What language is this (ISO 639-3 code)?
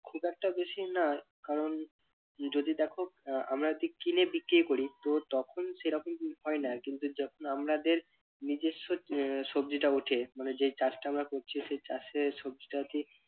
ben